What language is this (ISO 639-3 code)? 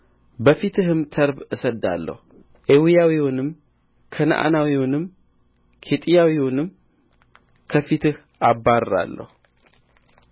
amh